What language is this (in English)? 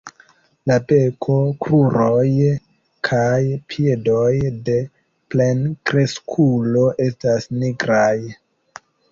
Esperanto